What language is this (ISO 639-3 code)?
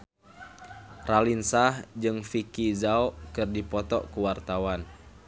sun